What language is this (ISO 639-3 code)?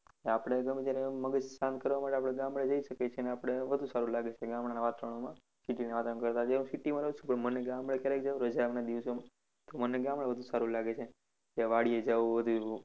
guj